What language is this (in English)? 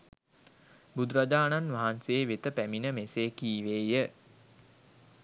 Sinhala